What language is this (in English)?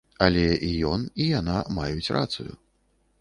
Belarusian